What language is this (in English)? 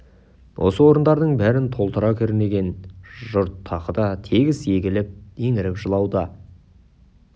Kazakh